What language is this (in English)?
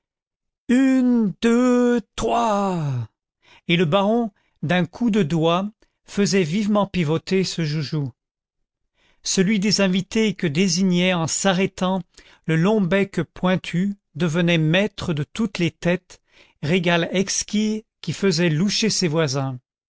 French